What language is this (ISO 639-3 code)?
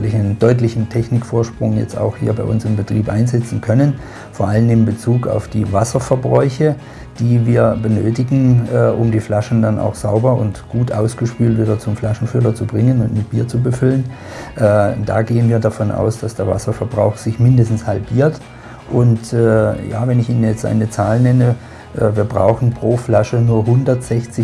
deu